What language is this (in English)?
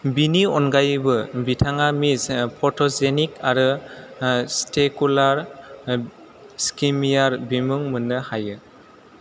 Bodo